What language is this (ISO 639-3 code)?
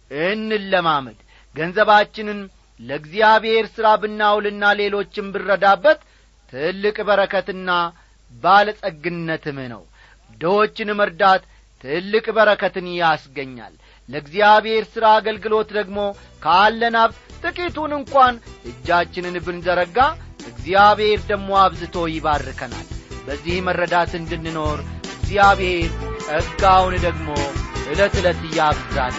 amh